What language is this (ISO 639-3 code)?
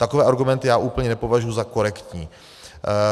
ces